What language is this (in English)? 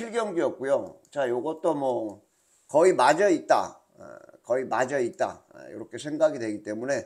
Korean